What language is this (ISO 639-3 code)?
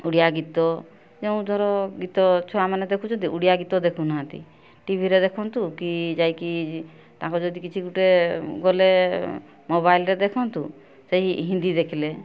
ori